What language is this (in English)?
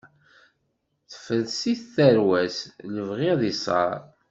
Kabyle